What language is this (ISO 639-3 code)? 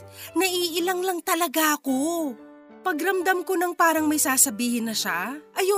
fil